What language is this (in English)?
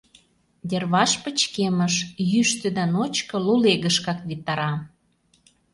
Mari